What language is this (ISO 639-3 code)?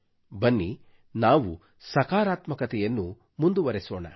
kan